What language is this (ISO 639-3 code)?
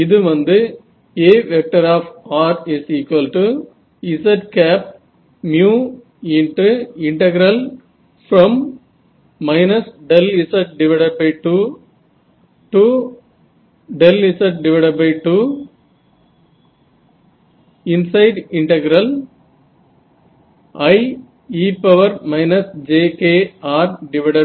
tam